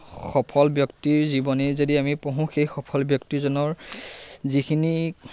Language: Assamese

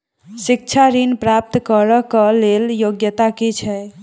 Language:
Maithili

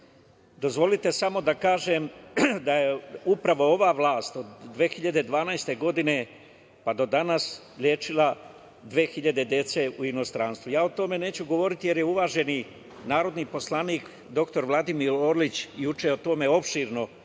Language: Serbian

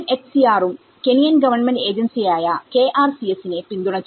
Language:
Malayalam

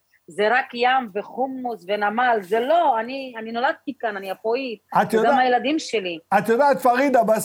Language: Hebrew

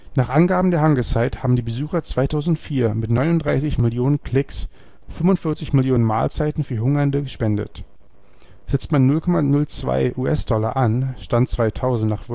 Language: German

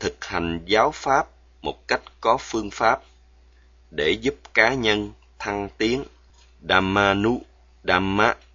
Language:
Vietnamese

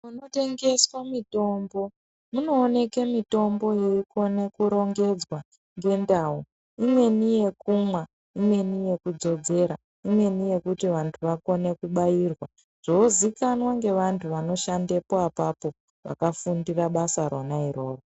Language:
Ndau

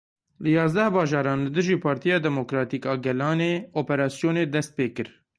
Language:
Kurdish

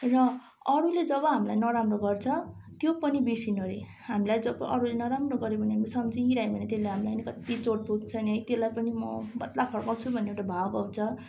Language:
Nepali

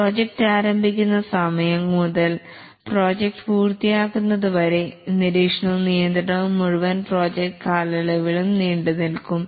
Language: Malayalam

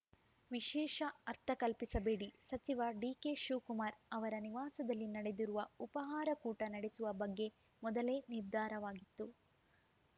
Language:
Kannada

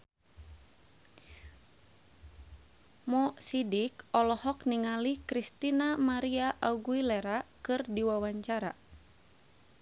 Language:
Sundanese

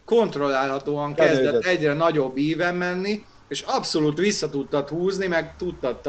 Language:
Hungarian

